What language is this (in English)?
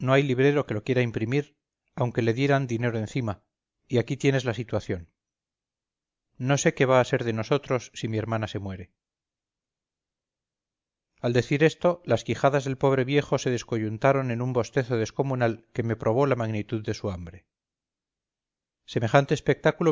Spanish